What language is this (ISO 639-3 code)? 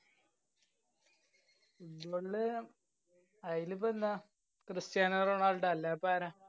mal